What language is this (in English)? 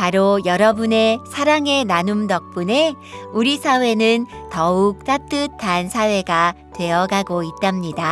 Korean